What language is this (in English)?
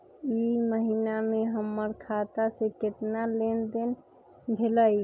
Magahi